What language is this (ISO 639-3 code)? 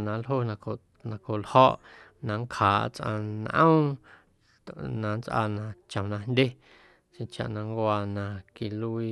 amu